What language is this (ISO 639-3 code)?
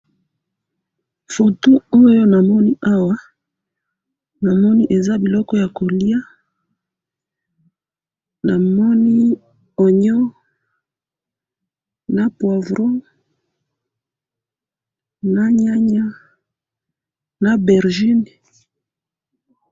lin